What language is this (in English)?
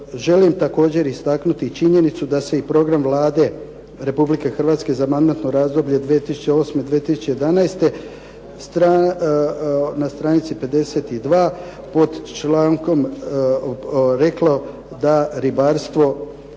Croatian